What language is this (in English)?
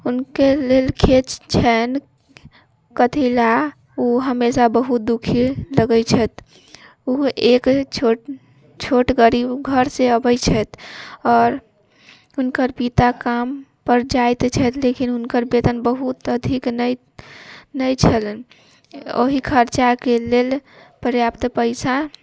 Maithili